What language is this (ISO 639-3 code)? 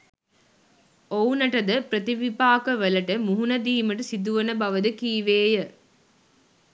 sin